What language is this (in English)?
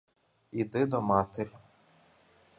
Ukrainian